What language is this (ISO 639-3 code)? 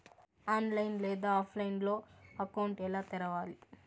tel